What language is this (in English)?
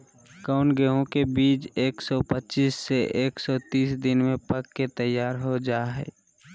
Magahi